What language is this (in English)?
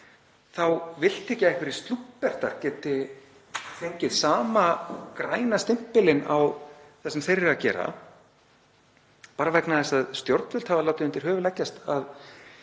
Icelandic